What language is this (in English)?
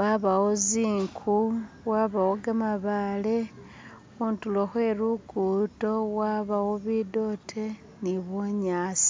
Masaaba